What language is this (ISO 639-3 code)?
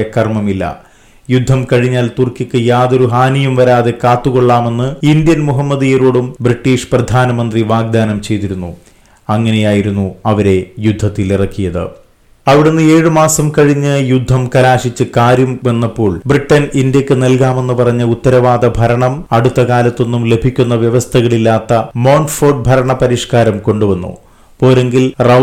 mal